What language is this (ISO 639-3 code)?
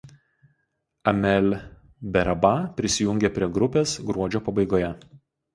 lit